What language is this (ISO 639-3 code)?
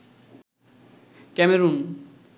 ben